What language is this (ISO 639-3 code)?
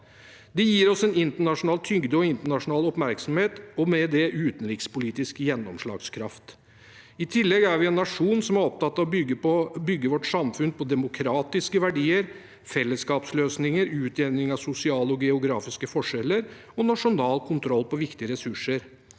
nor